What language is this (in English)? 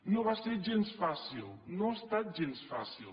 Catalan